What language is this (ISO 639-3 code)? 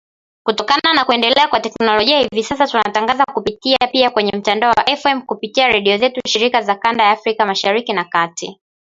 swa